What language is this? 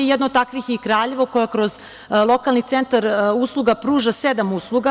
Serbian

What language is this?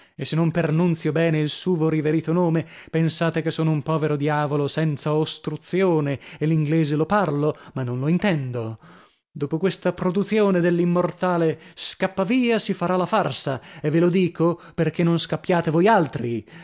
Italian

